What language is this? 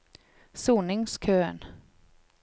Norwegian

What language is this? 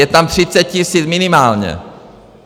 Czech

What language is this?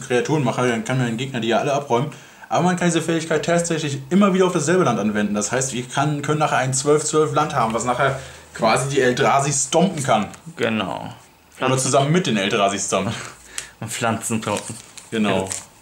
German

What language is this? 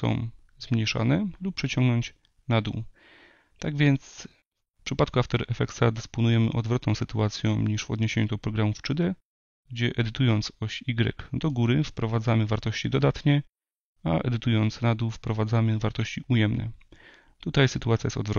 Polish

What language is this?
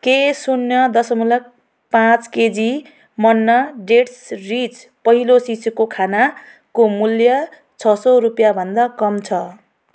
Nepali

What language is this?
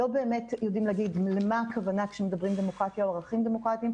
Hebrew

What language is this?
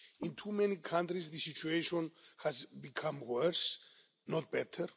English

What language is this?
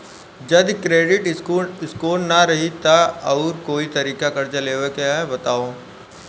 Bhojpuri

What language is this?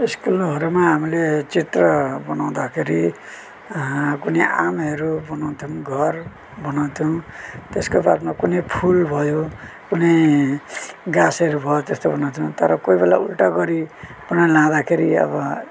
Nepali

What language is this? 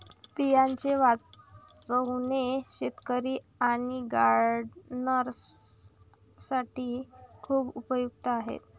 Marathi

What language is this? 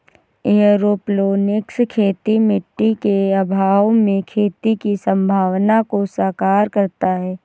Hindi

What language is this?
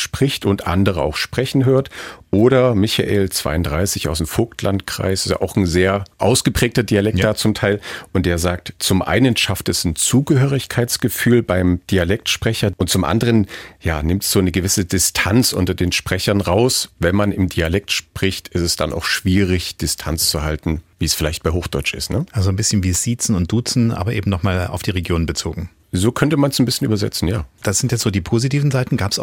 German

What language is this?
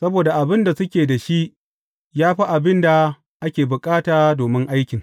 Hausa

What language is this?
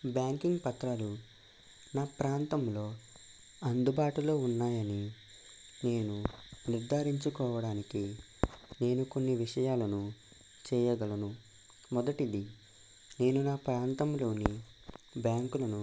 Telugu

